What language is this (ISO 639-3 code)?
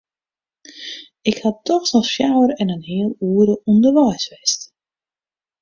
fry